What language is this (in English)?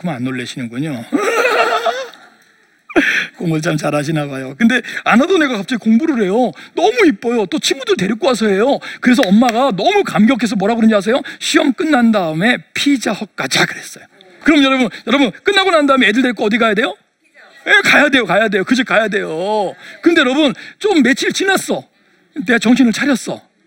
Korean